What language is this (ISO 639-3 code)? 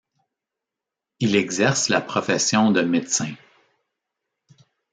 fra